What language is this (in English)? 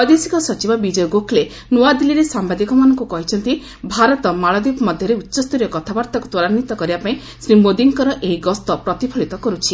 Odia